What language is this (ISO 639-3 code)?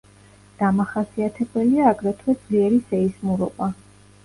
kat